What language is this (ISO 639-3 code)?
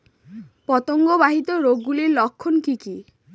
ben